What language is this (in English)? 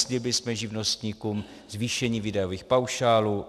Czech